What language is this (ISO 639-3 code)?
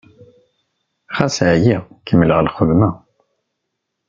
kab